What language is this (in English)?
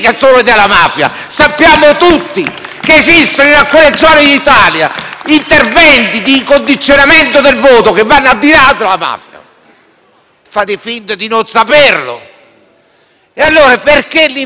Italian